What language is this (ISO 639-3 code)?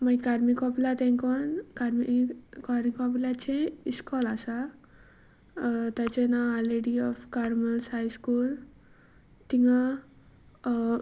kok